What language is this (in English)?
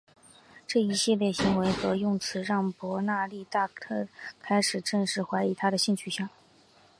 Chinese